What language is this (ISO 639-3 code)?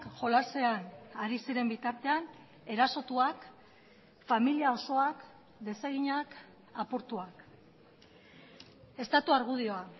eus